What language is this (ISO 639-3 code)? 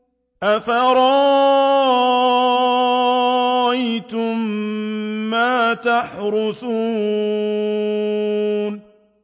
ara